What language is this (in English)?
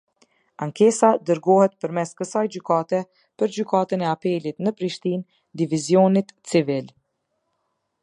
Albanian